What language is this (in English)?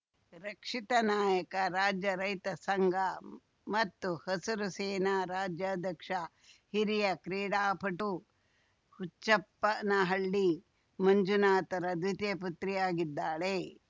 Kannada